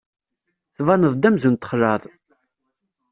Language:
Kabyle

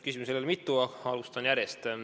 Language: Estonian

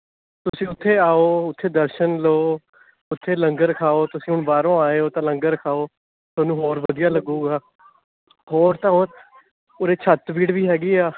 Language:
Punjabi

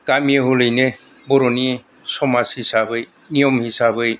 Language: Bodo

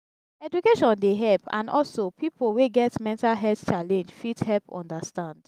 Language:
Nigerian Pidgin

